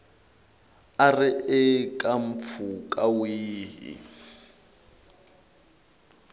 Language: Tsonga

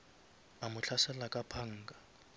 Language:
Northern Sotho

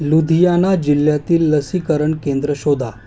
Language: Marathi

